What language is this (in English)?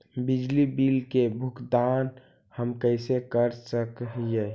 Magahi